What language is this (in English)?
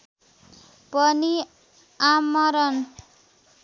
Nepali